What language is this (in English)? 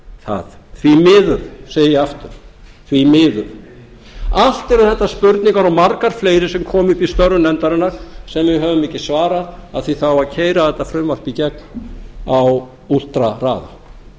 Icelandic